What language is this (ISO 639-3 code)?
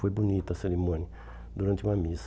por